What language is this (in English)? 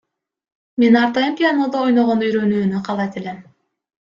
Kyrgyz